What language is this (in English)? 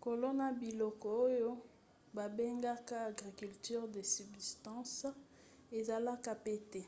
Lingala